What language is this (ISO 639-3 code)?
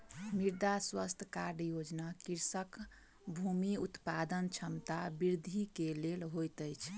mai